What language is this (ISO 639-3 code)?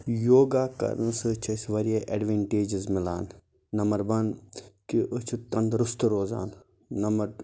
kas